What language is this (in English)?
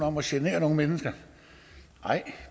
Danish